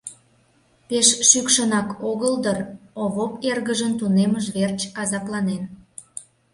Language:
Mari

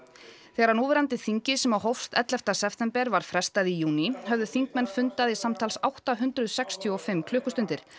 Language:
Icelandic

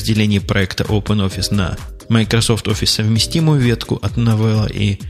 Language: Russian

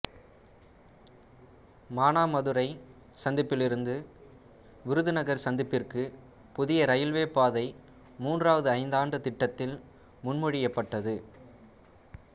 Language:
Tamil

